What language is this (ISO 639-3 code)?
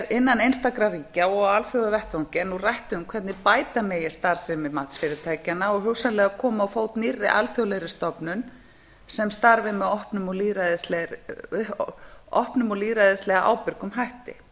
isl